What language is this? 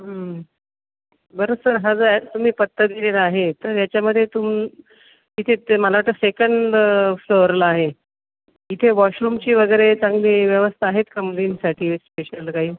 Marathi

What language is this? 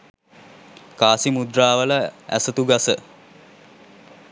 Sinhala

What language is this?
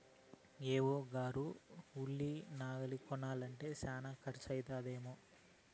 Telugu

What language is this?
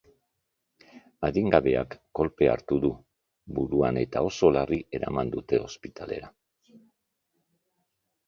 Basque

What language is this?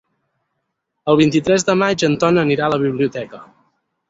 Catalan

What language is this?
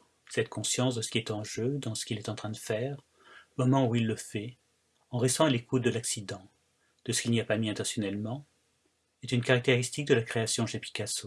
French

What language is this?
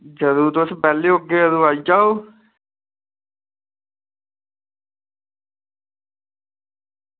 Dogri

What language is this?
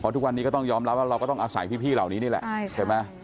Thai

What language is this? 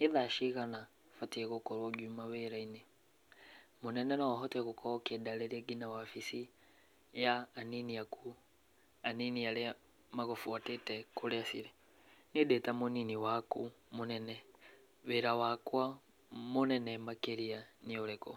Kikuyu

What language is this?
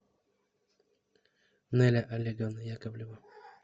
Russian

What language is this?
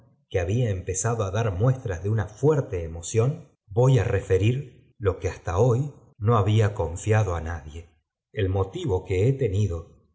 Spanish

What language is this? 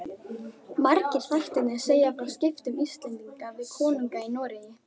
Icelandic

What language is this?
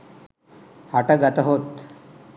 Sinhala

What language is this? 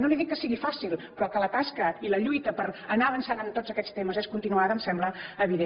Catalan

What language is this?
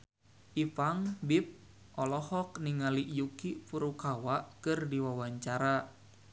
Sundanese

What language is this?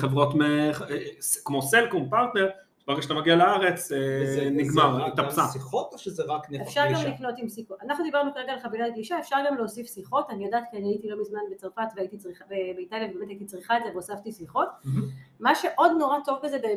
Hebrew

